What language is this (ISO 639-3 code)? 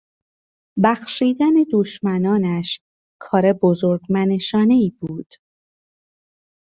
fas